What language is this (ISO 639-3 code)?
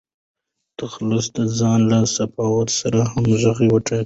pus